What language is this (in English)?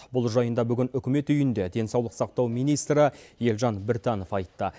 Kazakh